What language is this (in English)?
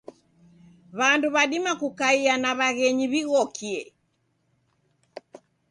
Taita